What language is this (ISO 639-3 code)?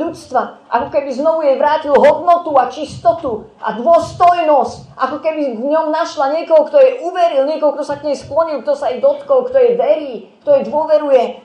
slk